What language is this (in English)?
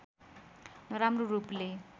Nepali